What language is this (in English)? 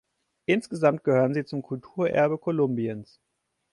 German